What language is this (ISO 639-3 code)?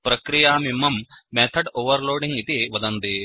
san